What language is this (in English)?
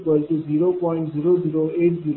Marathi